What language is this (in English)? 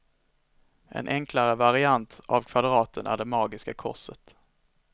Swedish